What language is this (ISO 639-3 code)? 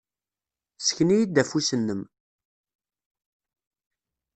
kab